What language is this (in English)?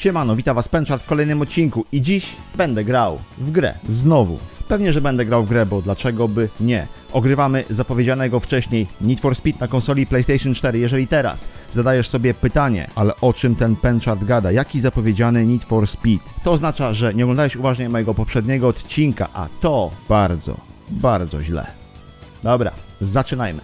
Polish